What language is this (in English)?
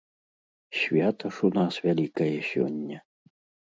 Belarusian